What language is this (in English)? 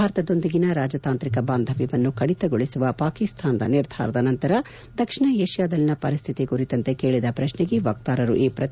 Kannada